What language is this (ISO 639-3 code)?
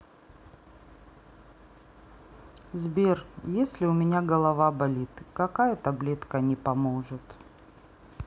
rus